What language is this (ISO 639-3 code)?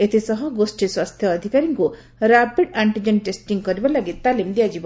ori